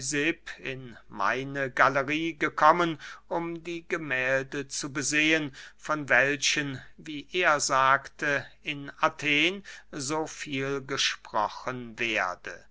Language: German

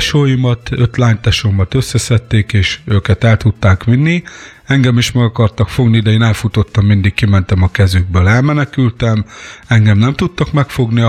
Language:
Hungarian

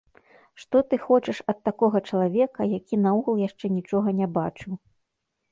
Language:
Belarusian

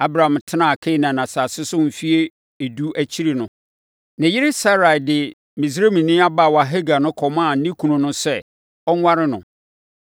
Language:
Akan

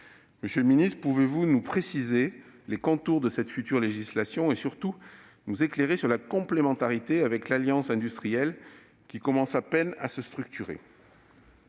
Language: French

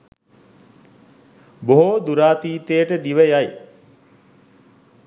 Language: Sinhala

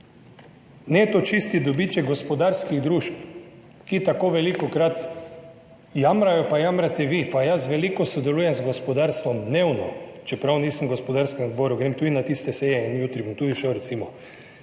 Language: Slovenian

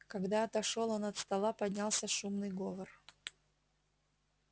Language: Russian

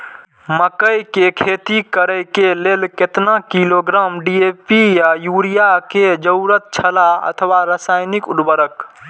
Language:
Maithili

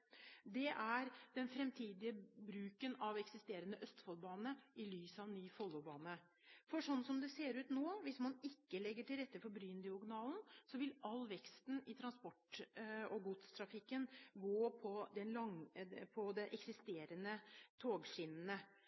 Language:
Norwegian Bokmål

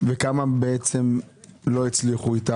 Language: Hebrew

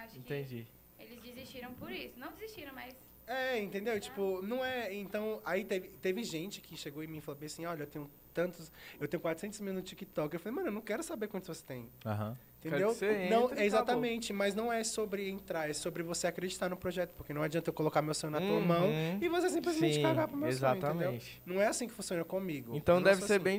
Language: Portuguese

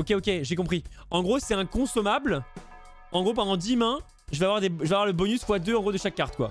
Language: French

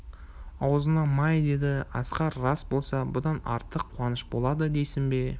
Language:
Kazakh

